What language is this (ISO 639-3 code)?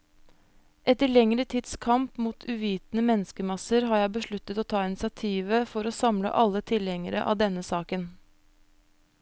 nor